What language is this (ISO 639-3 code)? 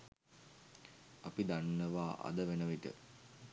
sin